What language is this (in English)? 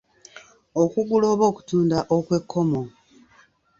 Ganda